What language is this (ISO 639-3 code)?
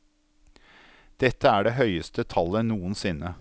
nor